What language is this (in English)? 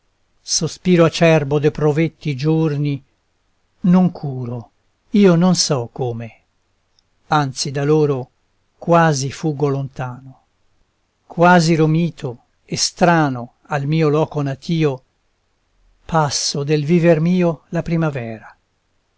Italian